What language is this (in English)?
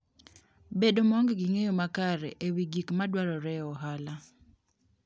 Luo (Kenya and Tanzania)